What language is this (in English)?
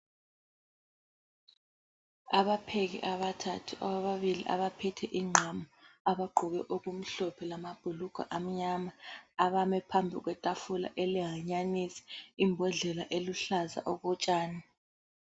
North Ndebele